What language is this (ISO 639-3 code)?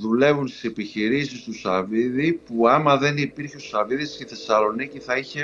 ell